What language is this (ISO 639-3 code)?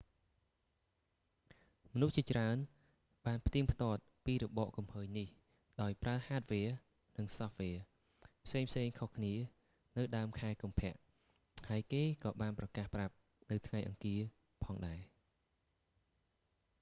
khm